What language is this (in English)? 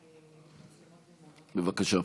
Hebrew